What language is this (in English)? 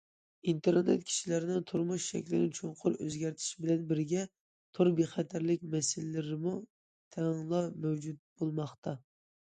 Uyghur